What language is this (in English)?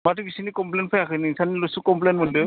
Bodo